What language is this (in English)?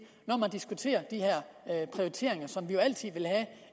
Danish